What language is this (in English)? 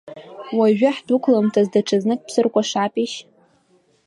Abkhazian